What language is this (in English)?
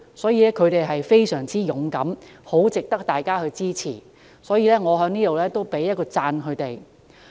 Cantonese